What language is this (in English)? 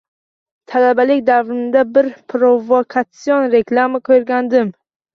Uzbek